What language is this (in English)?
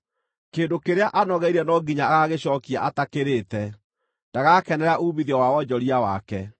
Kikuyu